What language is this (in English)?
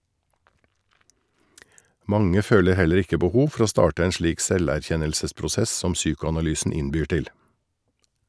Norwegian